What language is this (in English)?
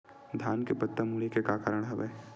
Chhattisgarhi